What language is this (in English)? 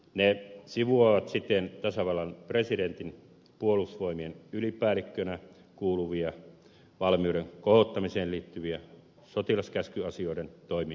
Finnish